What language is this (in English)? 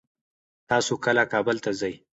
Pashto